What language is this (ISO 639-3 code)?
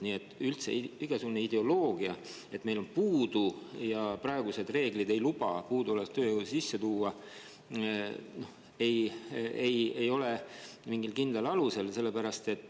est